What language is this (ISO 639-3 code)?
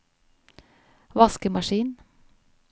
nor